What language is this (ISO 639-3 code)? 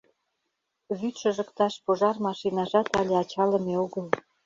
chm